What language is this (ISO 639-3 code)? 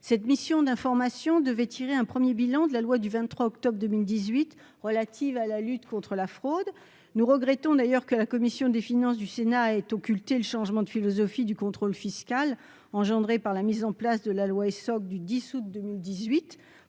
fra